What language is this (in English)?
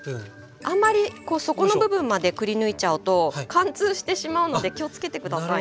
Japanese